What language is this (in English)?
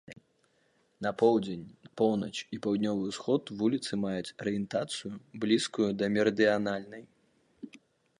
Belarusian